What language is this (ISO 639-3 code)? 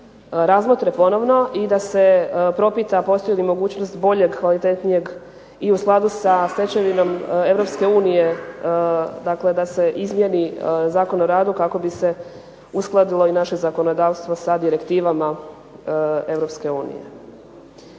hrv